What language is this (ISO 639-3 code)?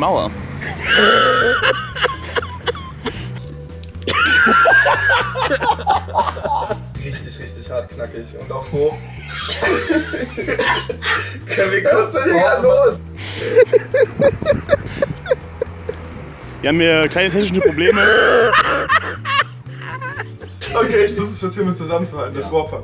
deu